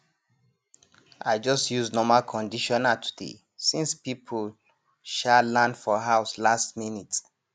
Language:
Nigerian Pidgin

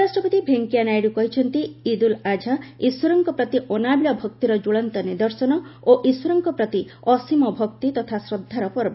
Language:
Odia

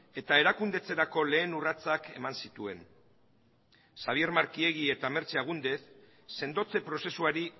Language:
Basque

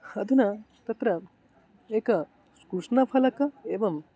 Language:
Sanskrit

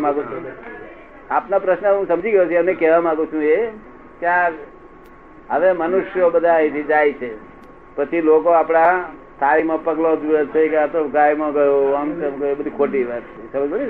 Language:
Gujarati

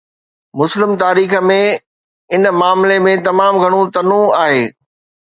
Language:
Sindhi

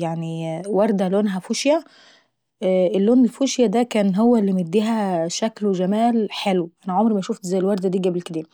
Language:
Saidi Arabic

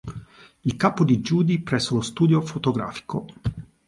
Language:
Italian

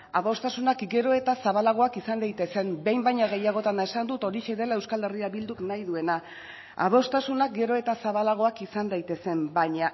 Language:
Basque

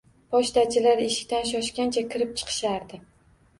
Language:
Uzbek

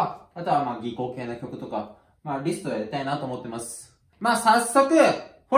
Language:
Japanese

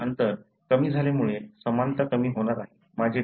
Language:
Marathi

